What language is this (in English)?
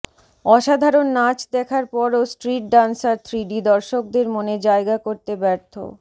Bangla